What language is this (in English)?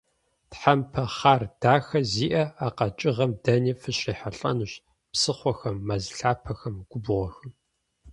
Kabardian